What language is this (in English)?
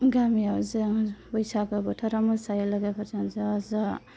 Bodo